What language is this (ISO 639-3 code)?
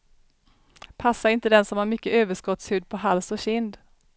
swe